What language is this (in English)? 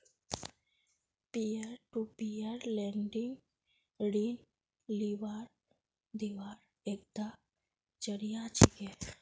Magahi